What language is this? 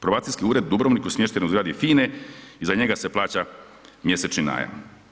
Croatian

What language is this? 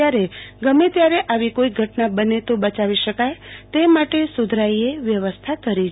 Gujarati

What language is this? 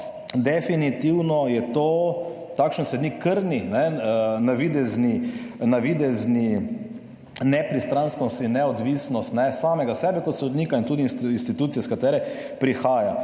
Slovenian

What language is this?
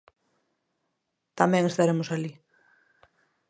Galician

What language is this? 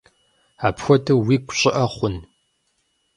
Kabardian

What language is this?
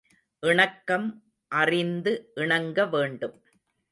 Tamil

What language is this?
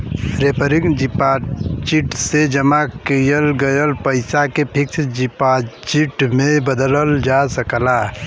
Bhojpuri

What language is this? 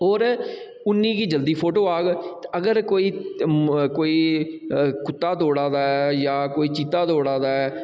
Dogri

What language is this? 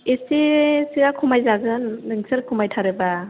Bodo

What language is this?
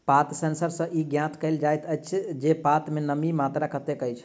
Maithili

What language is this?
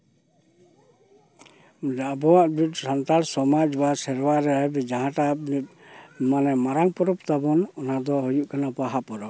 Santali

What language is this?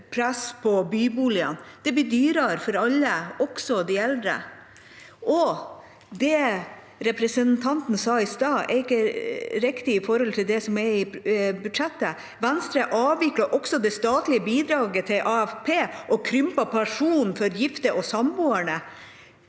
Norwegian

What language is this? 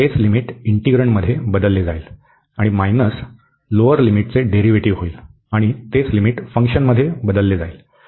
Marathi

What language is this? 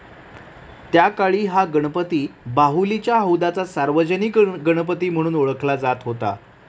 Marathi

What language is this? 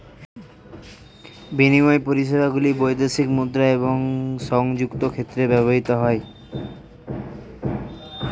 Bangla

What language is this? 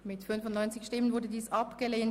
Swiss German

